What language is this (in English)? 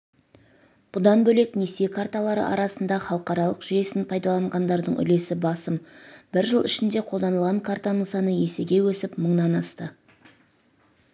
Kazakh